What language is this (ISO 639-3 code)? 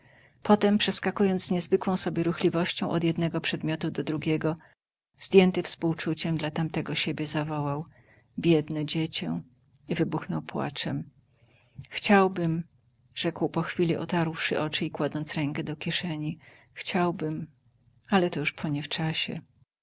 pol